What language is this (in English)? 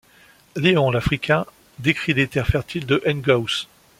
French